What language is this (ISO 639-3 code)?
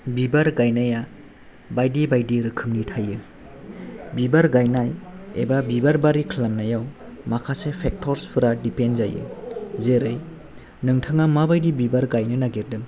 brx